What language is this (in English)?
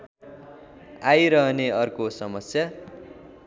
Nepali